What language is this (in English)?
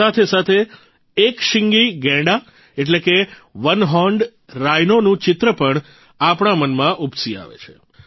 Gujarati